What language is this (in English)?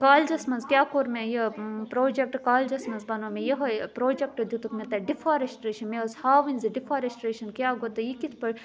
Kashmiri